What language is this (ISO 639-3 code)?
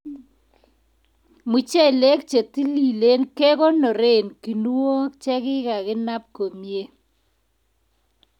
kln